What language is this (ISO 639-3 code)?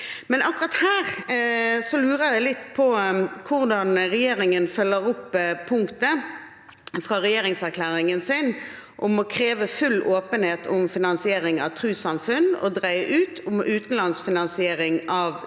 nor